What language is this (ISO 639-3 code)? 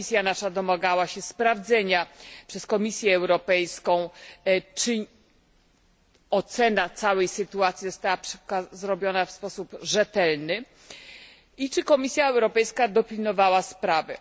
pol